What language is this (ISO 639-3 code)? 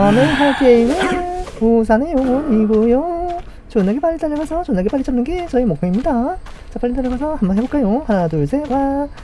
kor